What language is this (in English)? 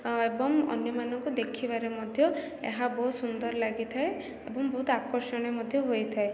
Odia